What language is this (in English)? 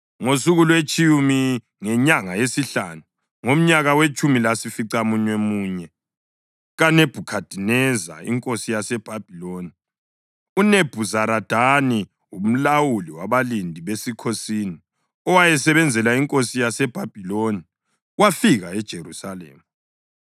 North Ndebele